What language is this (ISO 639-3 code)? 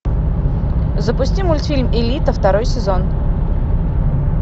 rus